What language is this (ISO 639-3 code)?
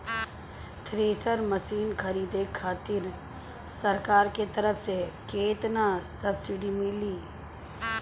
bho